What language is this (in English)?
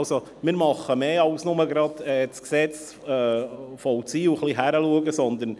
Swiss German